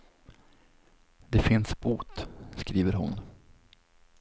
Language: Swedish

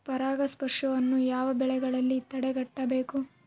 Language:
Kannada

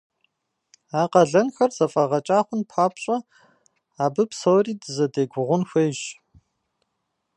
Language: Kabardian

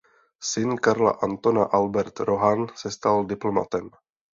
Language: Czech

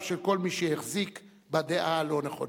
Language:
Hebrew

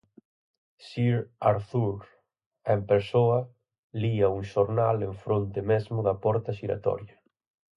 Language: Galician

